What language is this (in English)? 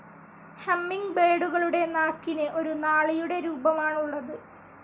Malayalam